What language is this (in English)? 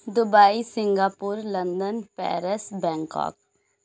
Urdu